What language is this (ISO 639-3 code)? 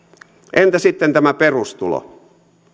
fin